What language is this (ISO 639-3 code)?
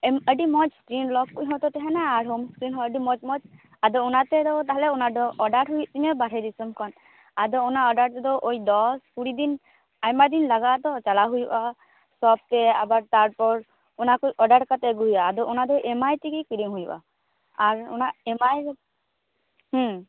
sat